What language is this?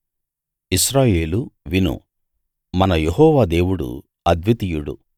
Telugu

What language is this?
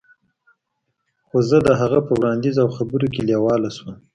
Pashto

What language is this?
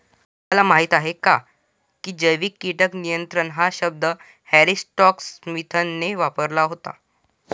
Marathi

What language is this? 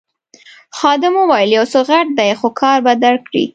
Pashto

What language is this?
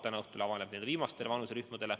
Estonian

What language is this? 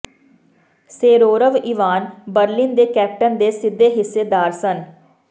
Punjabi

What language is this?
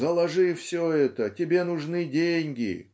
Russian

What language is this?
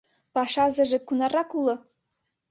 Mari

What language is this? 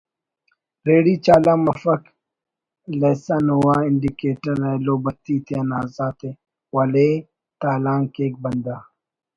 Brahui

